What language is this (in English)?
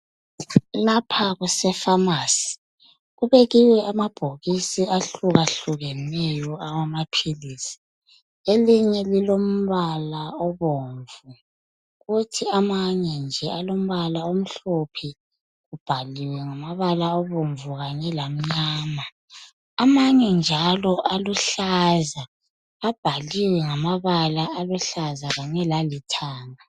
North Ndebele